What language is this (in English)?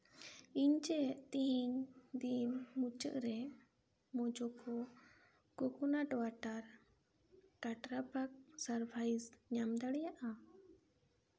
Santali